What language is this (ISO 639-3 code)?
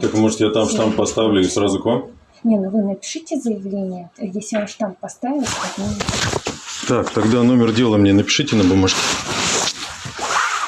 rus